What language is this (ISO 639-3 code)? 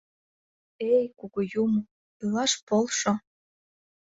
chm